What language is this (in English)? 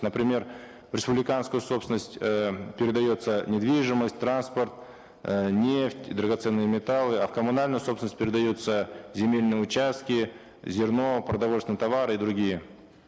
Kazakh